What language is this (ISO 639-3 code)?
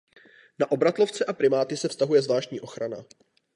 ces